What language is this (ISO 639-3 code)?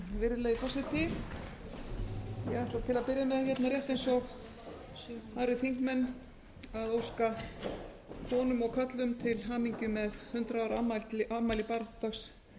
isl